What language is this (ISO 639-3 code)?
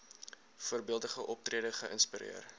afr